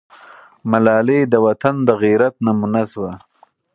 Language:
Pashto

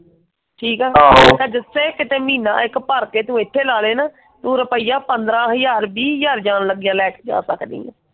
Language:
Punjabi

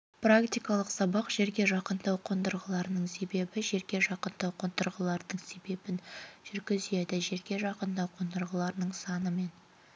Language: Kazakh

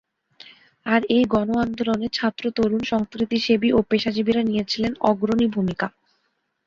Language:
Bangla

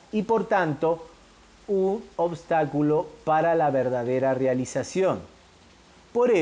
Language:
Spanish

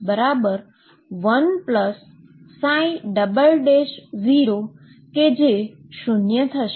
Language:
Gujarati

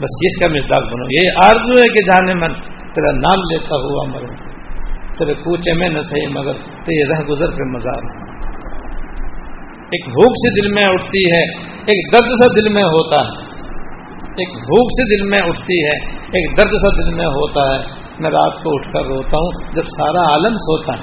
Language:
Urdu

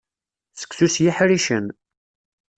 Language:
Kabyle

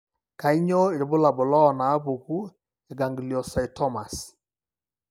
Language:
Masai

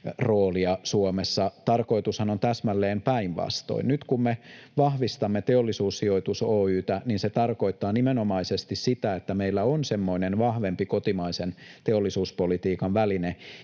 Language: Finnish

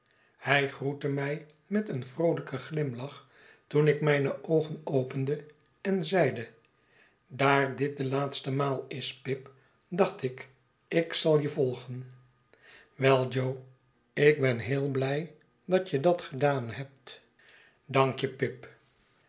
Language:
Dutch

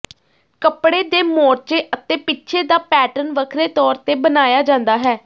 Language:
Punjabi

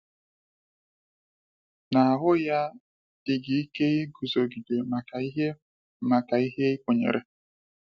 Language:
Igbo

